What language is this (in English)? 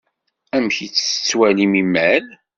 Kabyle